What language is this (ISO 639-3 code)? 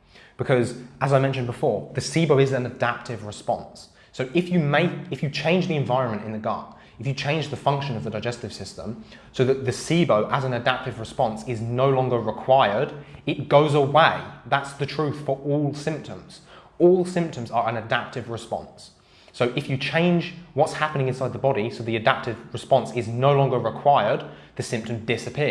eng